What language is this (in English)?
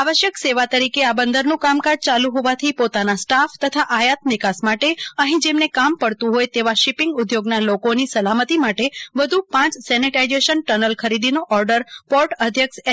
Gujarati